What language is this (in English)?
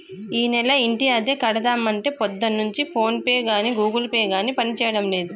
Telugu